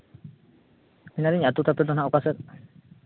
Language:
Santali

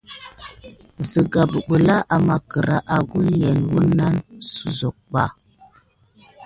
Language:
Gidar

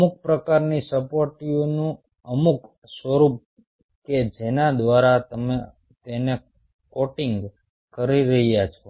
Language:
Gujarati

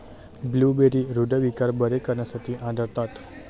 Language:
Marathi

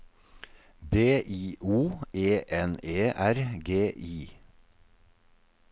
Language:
Norwegian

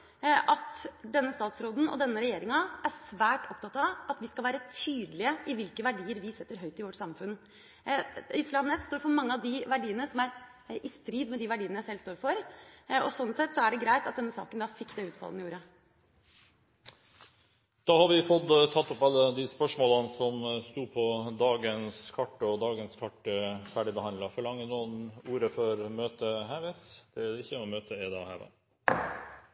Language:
Norwegian Bokmål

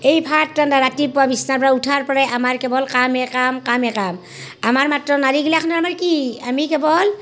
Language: Assamese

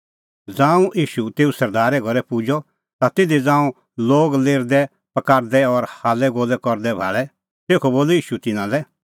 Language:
Kullu Pahari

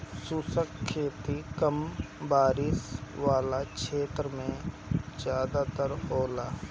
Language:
Bhojpuri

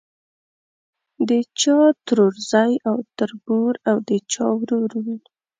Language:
Pashto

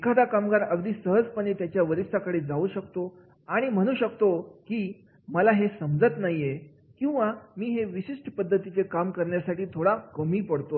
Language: Marathi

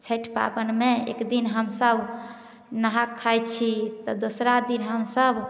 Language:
Maithili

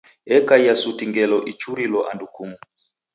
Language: Taita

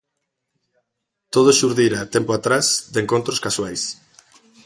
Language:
Galician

